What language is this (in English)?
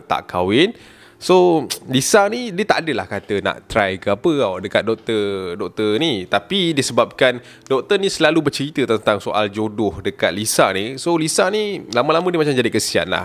Malay